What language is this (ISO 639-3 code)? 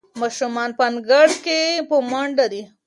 pus